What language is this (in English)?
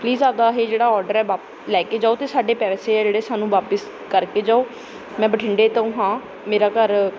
Punjabi